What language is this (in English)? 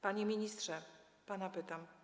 Polish